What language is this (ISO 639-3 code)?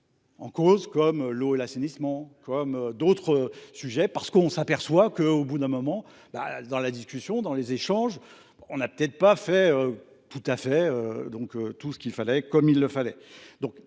fra